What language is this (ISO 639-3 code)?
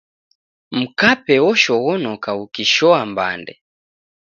dav